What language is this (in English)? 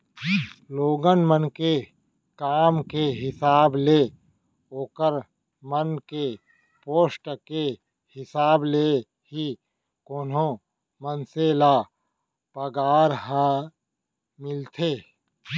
Chhattisgarhi